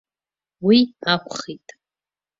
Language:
Abkhazian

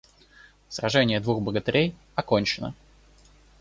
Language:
Russian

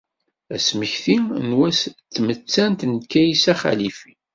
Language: Kabyle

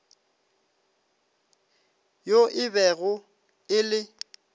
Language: Northern Sotho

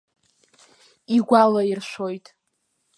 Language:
Abkhazian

